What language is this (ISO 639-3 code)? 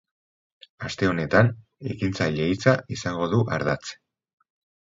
eus